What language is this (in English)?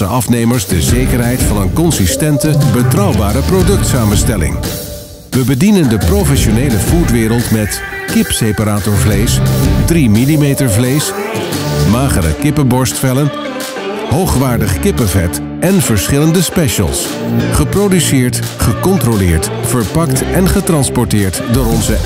Dutch